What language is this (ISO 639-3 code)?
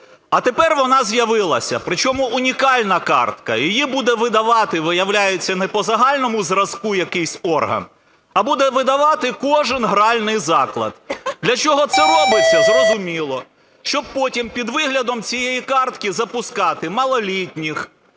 ukr